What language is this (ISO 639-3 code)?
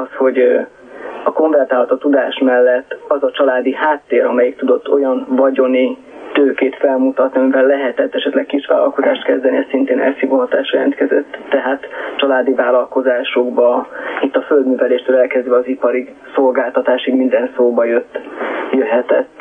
hun